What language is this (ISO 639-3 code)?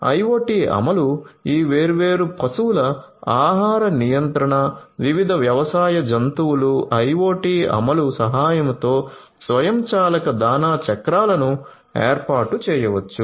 tel